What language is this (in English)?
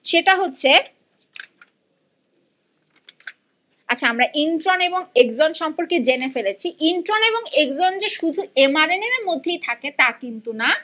Bangla